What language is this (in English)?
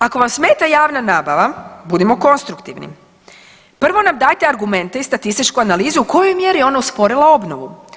Croatian